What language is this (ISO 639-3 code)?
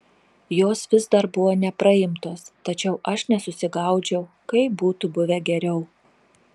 lit